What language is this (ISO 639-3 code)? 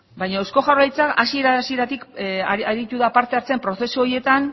eus